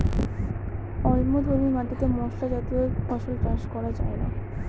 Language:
Bangla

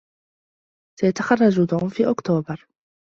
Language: Arabic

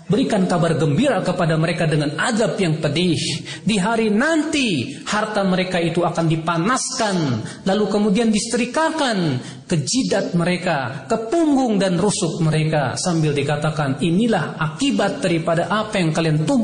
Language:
Indonesian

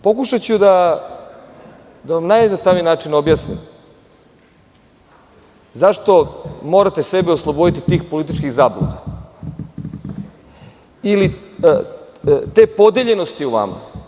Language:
Serbian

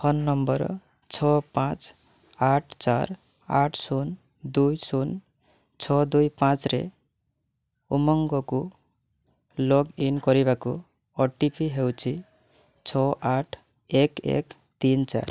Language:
Odia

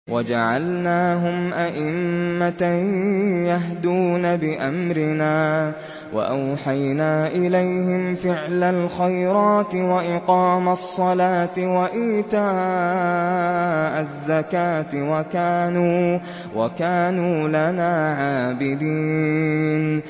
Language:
Arabic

